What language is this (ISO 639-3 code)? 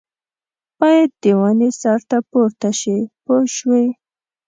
pus